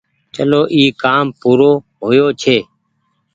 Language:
Goaria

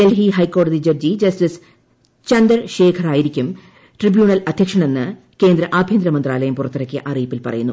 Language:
Malayalam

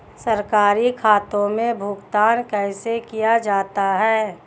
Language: Hindi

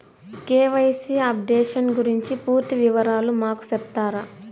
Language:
Telugu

